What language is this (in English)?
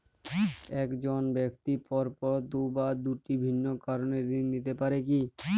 Bangla